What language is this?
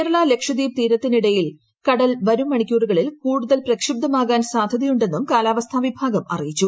Malayalam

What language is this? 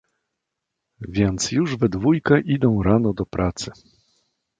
Polish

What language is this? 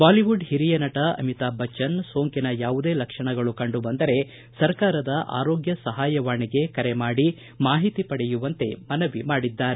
Kannada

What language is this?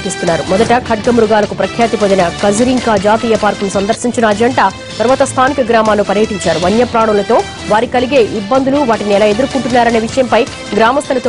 Romanian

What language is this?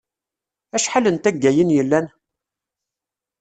Kabyle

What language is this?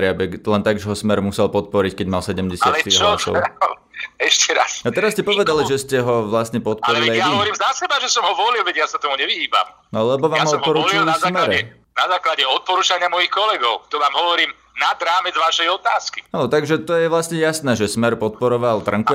Slovak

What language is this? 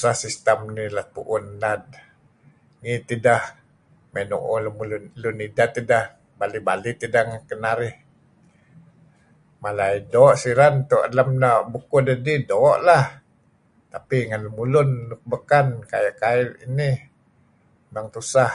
Kelabit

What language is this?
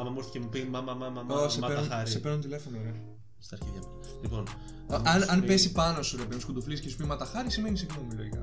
Greek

